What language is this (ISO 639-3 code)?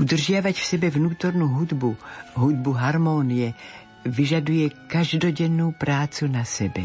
slk